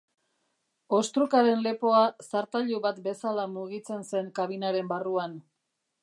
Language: Basque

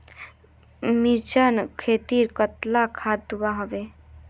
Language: Magahi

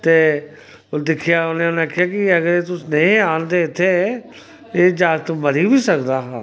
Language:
Dogri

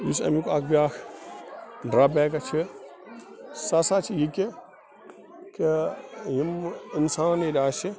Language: Kashmiri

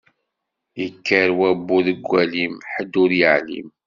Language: Kabyle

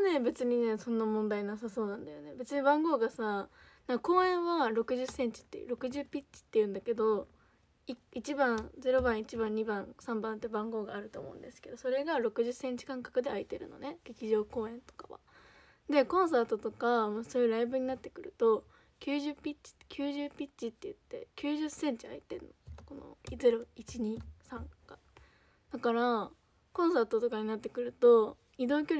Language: Japanese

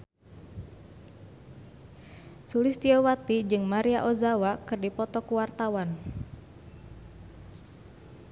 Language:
Sundanese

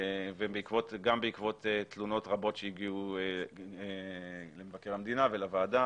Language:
Hebrew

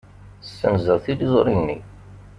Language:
Kabyle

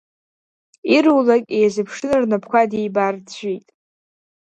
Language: Abkhazian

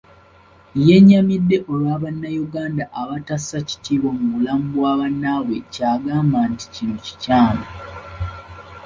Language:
Ganda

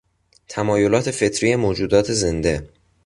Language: Persian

